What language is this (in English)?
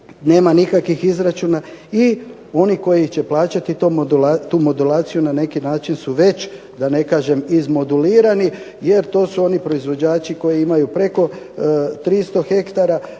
Croatian